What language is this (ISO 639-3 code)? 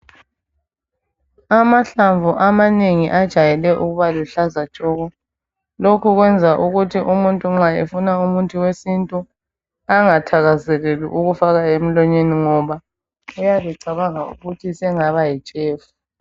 nde